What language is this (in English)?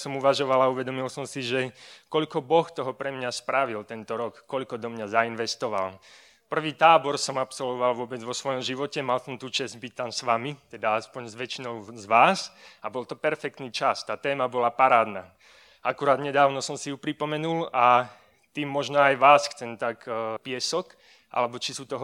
Slovak